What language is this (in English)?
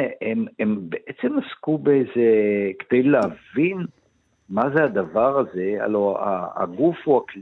Hebrew